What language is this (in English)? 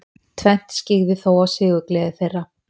Icelandic